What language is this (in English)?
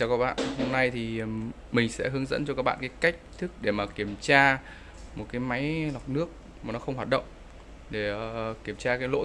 Vietnamese